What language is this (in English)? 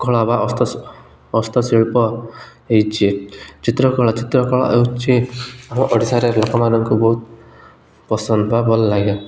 Odia